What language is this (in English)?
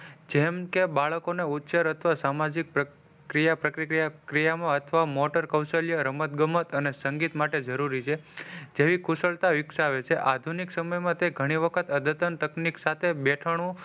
Gujarati